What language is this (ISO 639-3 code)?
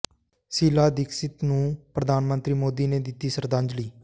pan